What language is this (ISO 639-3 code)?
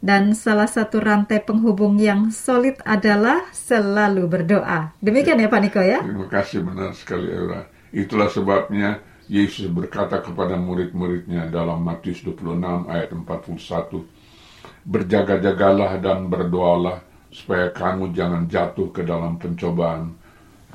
ind